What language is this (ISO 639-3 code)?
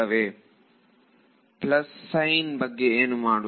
kan